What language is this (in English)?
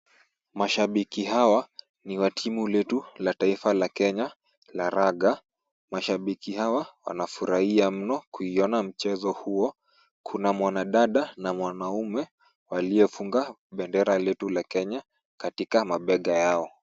Swahili